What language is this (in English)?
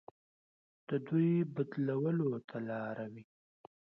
Pashto